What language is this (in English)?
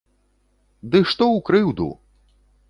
Belarusian